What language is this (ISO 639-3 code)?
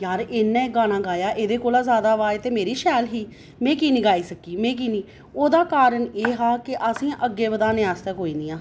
doi